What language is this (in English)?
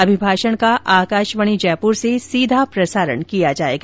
Hindi